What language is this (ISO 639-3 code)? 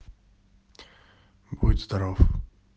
rus